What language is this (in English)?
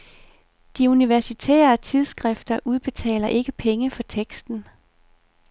Danish